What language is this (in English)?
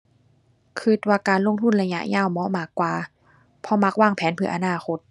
Thai